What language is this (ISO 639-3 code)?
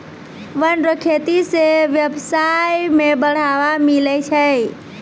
mai